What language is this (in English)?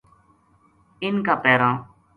Gujari